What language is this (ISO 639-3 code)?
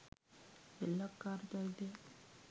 sin